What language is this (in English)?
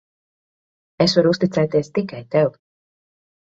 Latvian